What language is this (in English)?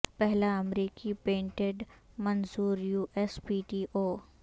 Urdu